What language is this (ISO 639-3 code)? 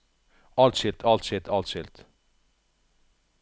nor